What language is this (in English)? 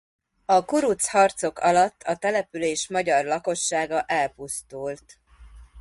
Hungarian